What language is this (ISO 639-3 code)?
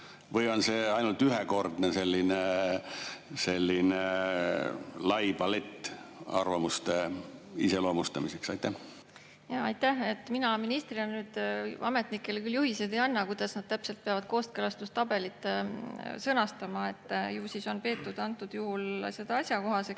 est